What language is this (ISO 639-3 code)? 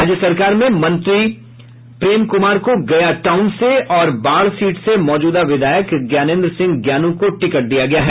hin